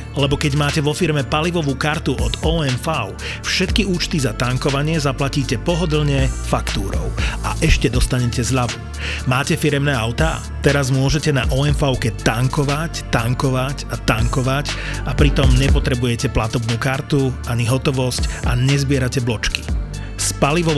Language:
Slovak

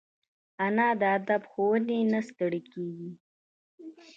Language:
Pashto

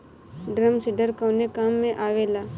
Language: Bhojpuri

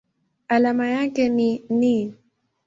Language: Swahili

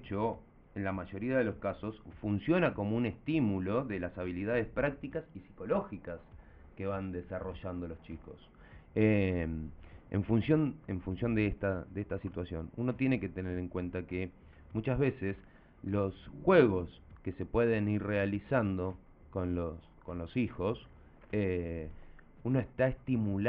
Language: Spanish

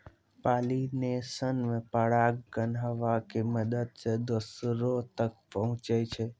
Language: Maithili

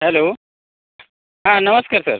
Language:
Marathi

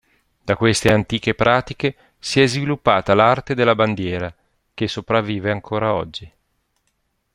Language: Italian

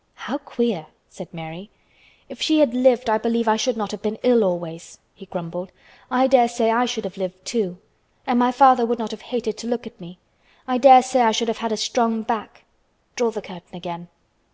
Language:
English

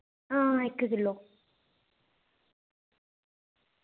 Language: Dogri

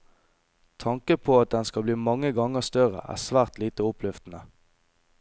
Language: Norwegian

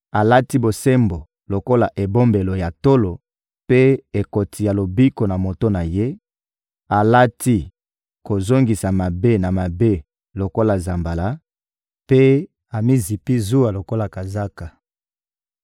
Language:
Lingala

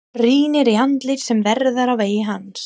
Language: Icelandic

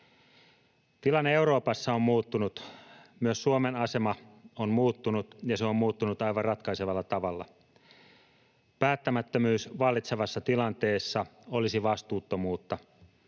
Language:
Finnish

